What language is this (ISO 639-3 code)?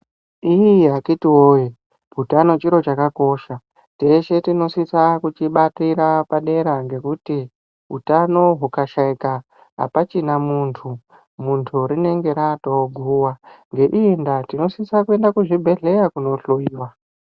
ndc